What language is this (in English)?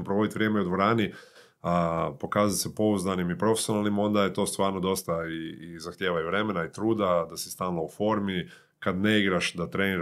Croatian